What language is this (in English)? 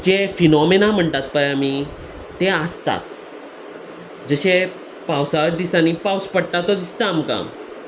Konkani